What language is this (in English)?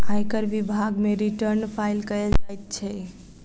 Maithili